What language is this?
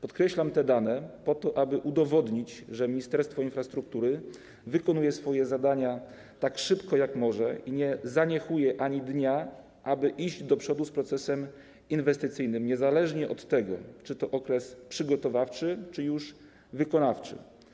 Polish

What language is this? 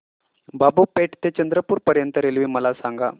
Marathi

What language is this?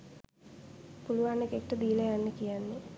Sinhala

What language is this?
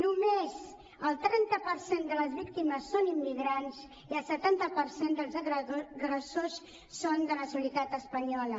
Catalan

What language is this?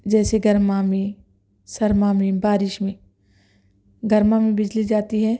Urdu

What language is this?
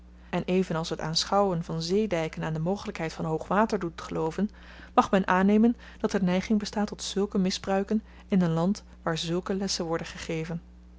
Dutch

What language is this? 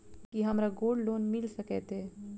Maithili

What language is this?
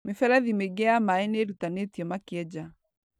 Kikuyu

